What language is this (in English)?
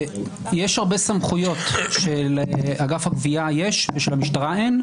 Hebrew